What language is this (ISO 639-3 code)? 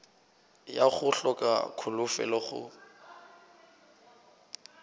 nso